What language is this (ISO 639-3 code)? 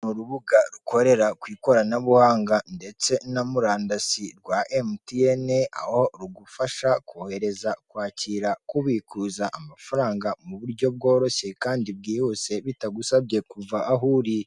kin